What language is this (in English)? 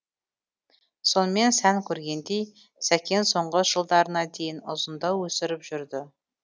Kazakh